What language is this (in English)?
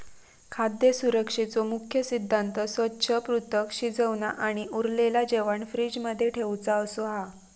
Marathi